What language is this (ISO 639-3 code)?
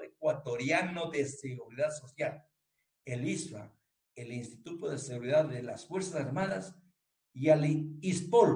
spa